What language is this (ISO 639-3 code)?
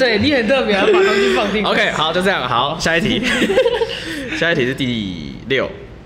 zho